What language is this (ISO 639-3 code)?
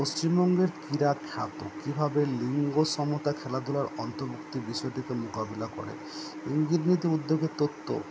ben